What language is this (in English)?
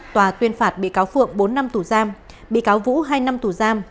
Vietnamese